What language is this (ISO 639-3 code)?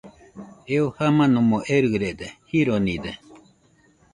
hux